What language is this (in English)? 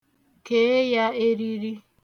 Igbo